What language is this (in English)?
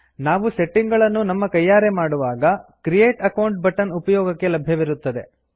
Kannada